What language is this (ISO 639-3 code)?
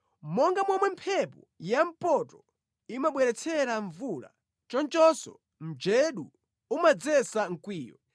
nya